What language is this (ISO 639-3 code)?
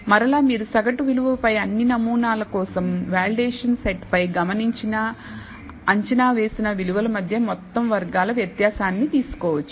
tel